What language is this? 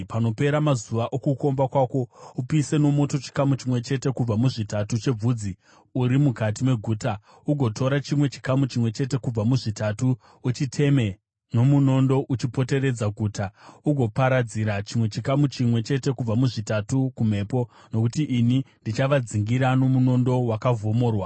Shona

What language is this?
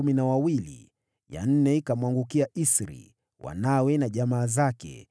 Swahili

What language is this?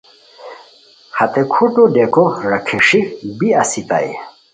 Khowar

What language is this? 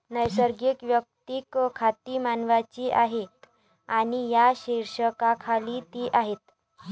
Marathi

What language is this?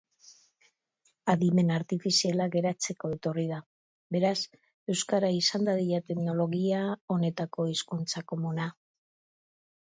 Basque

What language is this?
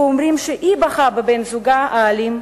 Hebrew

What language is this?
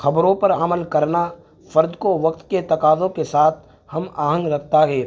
Urdu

